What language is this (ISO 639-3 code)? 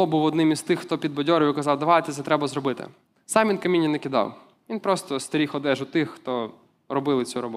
ukr